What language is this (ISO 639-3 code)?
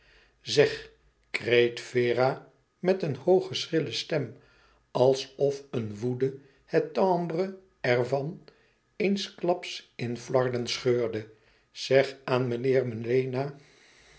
nld